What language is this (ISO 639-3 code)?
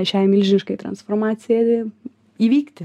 lit